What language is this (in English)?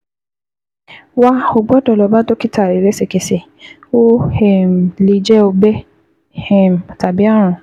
Yoruba